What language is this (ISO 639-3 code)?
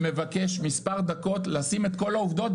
heb